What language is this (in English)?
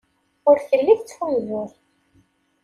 Kabyle